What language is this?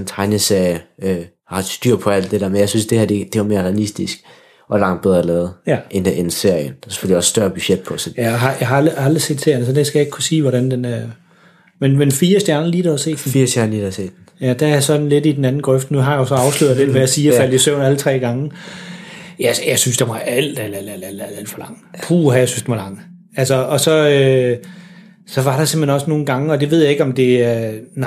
Danish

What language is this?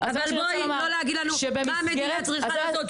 Hebrew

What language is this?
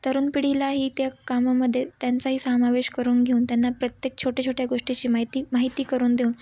Marathi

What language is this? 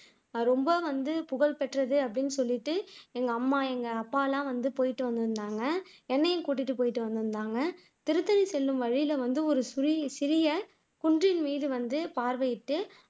Tamil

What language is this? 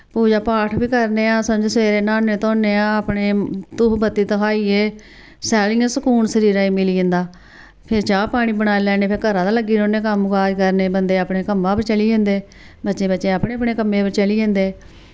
Dogri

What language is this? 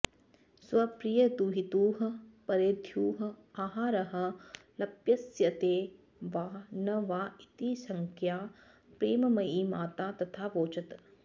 Sanskrit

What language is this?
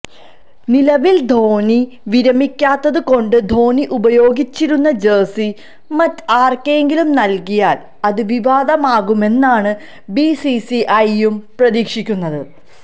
Malayalam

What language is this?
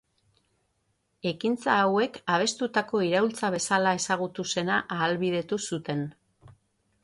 Basque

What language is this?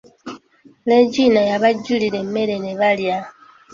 Ganda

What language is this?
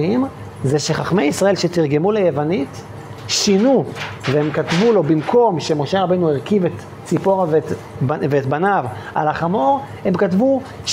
Hebrew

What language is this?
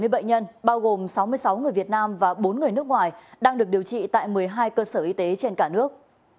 Vietnamese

